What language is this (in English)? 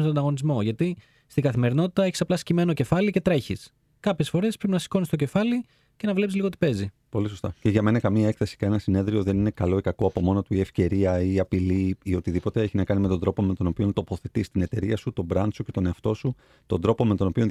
Greek